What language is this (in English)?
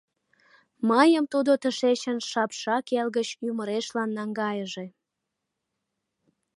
Mari